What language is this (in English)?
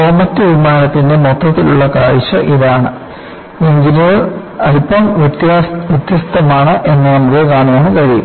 Malayalam